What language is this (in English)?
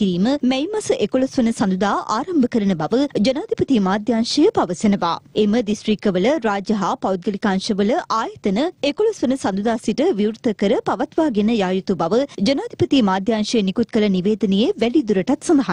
Indonesian